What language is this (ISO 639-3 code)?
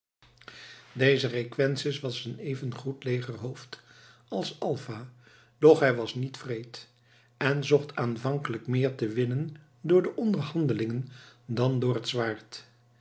nld